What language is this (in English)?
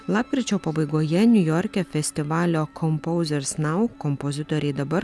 Lithuanian